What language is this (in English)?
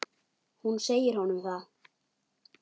Icelandic